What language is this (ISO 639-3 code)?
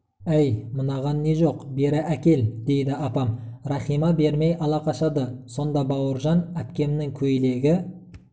kaz